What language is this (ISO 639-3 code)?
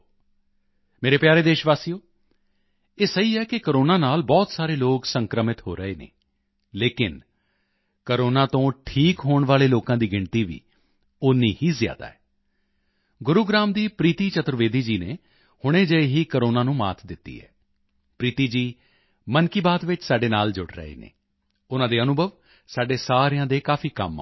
pan